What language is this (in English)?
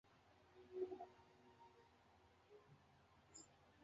Chinese